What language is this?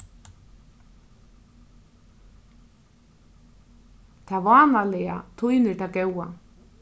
Faroese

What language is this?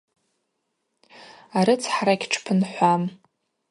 Abaza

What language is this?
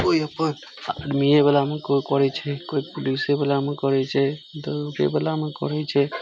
Maithili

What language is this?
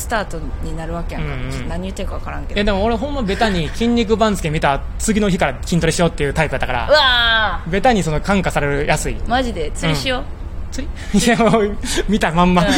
Japanese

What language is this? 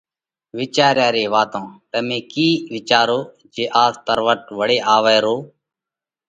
Parkari Koli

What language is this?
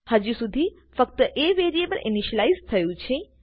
Gujarati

